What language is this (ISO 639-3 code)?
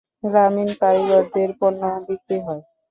ben